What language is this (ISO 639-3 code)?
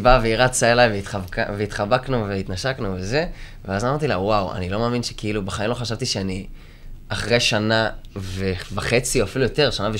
heb